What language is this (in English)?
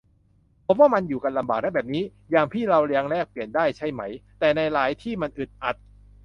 Thai